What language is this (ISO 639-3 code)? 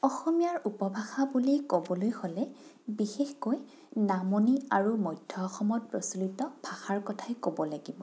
asm